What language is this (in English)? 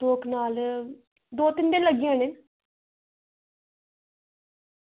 Dogri